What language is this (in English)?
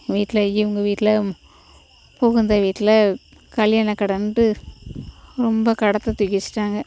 Tamil